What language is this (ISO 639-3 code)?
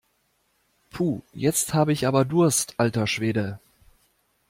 deu